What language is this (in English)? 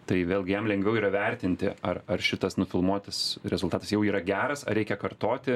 Lithuanian